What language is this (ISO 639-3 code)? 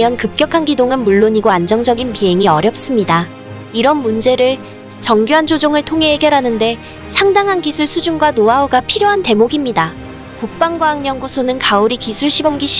kor